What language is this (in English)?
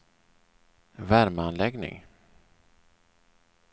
Swedish